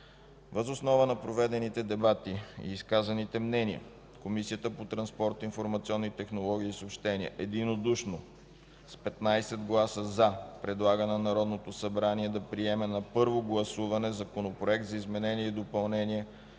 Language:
Bulgarian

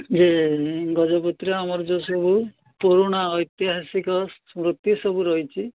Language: Odia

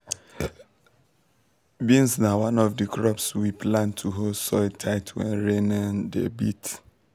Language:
Nigerian Pidgin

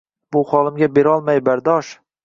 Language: Uzbek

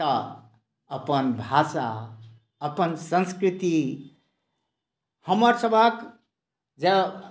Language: Maithili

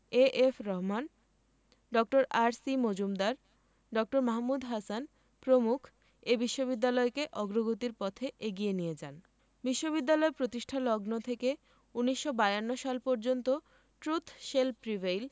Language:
Bangla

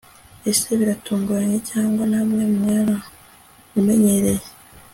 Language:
Kinyarwanda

